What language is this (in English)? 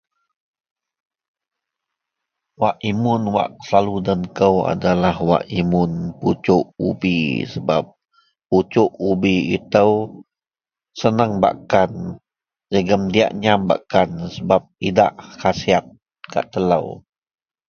Central Melanau